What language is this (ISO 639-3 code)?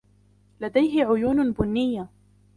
ara